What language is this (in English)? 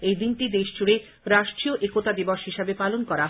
Bangla